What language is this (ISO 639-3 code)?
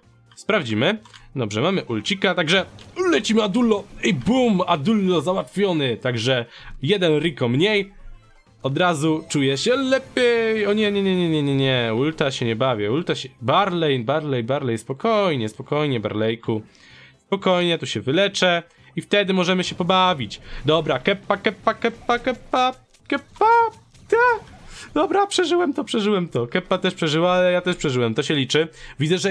pol